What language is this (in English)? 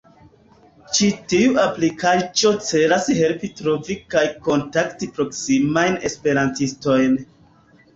Esperanto